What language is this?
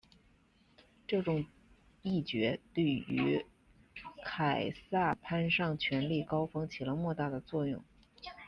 Chinese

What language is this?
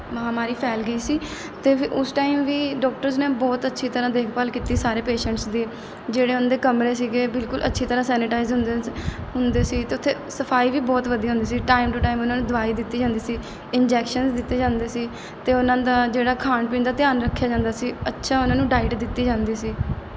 Punjabi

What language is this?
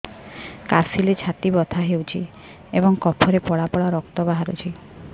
Odia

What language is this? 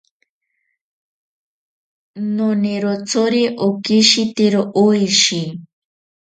Ashéninka Perené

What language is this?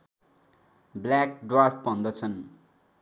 Nepali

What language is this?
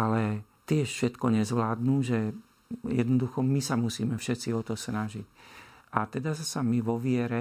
Slovak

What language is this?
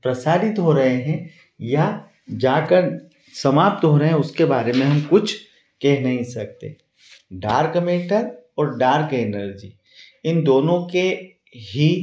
Hindi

